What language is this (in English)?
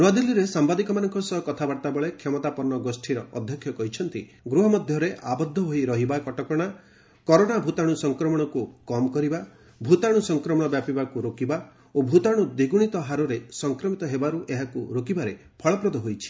Odia